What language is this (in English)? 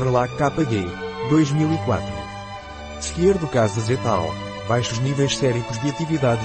Portuguese